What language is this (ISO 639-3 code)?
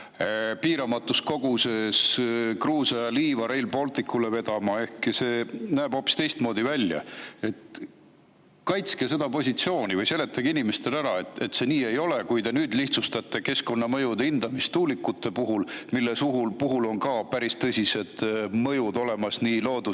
est